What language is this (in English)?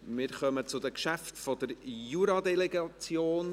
Swiss German